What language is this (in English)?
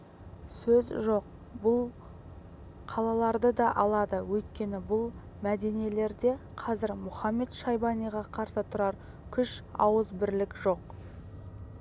Kazakh